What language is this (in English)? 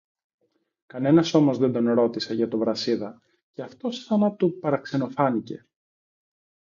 Greek